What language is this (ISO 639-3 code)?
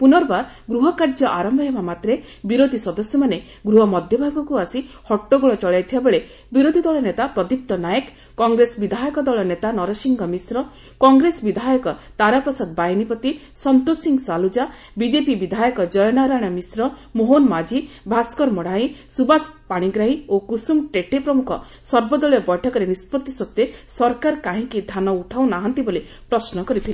ori